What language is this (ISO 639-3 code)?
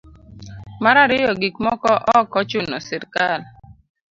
luo